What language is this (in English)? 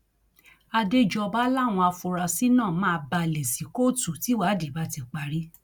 Yoruba